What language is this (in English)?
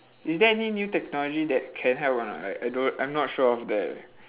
English